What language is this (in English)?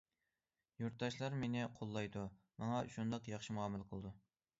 Uyghur